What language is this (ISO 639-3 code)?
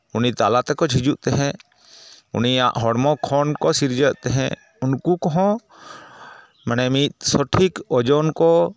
sat